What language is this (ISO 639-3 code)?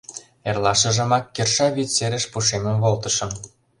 chm